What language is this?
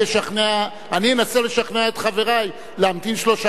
Hebrew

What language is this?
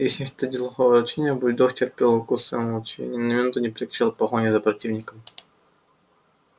Russian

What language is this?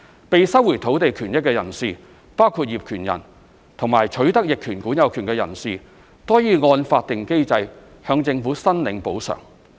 Cantonese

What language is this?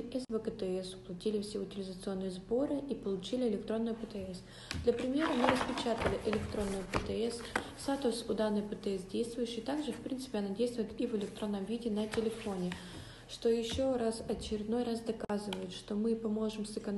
Russian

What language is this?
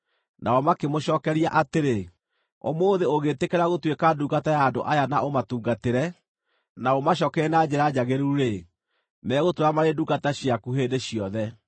Kikuyu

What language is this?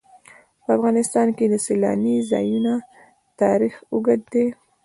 Pashto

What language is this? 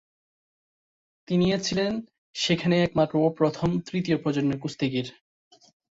Bangla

